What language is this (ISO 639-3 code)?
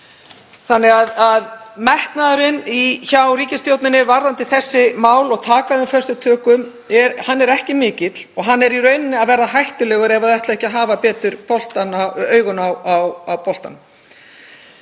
isl